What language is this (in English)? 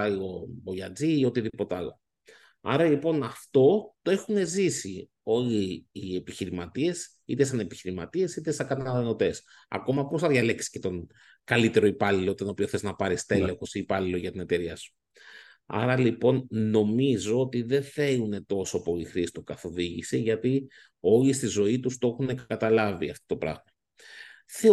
Greek